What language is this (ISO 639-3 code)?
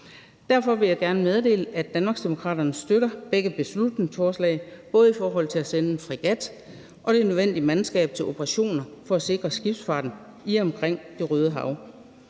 dan